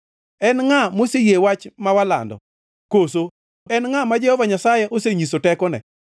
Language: Luo (Kenya and Tanzania)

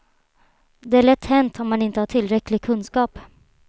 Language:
Swedish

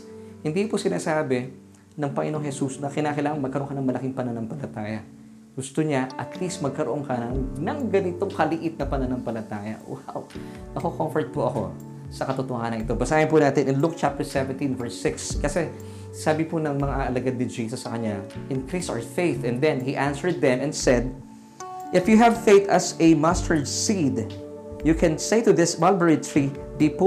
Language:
Filipino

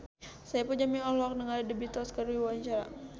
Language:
Sundanese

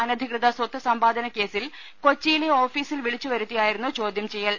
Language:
Malayalam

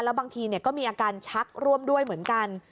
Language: Thai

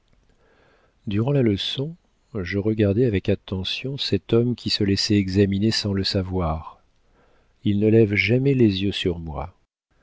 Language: French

